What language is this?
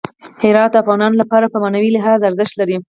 Pashto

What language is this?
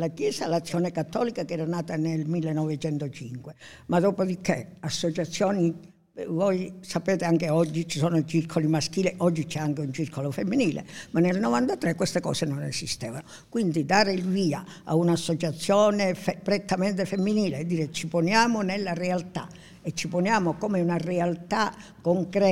Italian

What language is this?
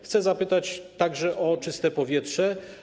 Polish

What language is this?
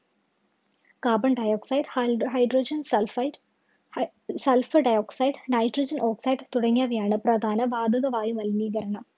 Malayalam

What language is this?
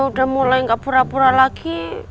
Indonesian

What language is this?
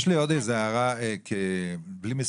Hebrew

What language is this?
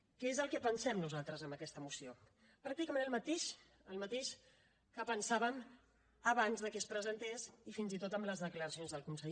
Catalan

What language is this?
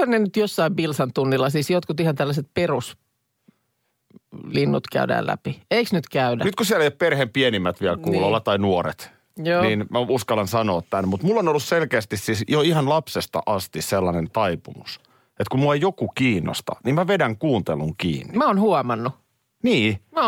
Finnish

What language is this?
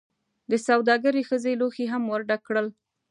Pashto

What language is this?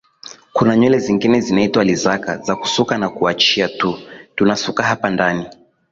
Swahili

